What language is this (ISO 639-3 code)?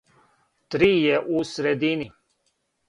srp